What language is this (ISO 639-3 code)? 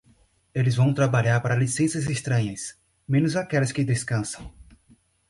por